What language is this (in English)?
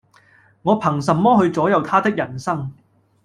Cantonese